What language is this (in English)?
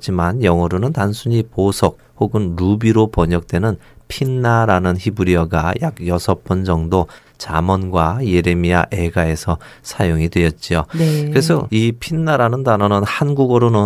Korean